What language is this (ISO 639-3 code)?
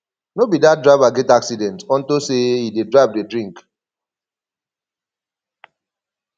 pcm